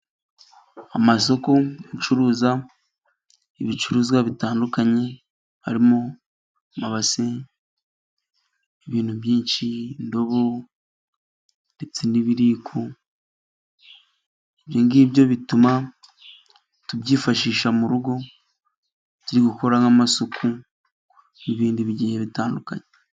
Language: Kinyarwanda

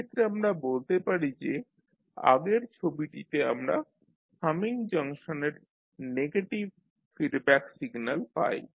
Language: Bangla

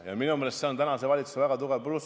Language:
Estonian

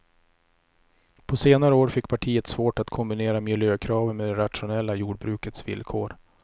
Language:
Swedish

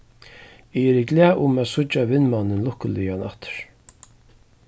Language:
Faroese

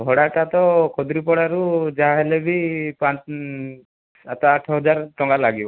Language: Odia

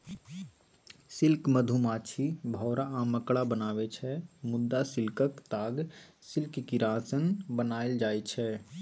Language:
Maithili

